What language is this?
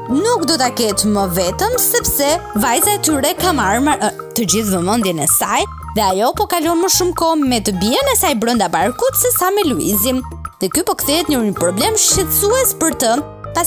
Romanian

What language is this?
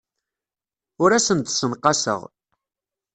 Kabyle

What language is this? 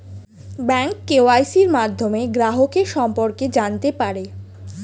Bangla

